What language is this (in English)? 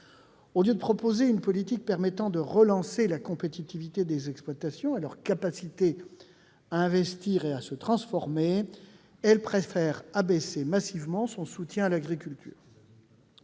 French